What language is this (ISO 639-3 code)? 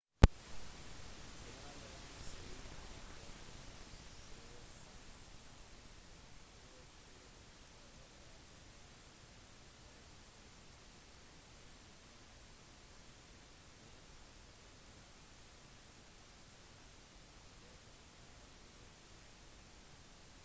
nob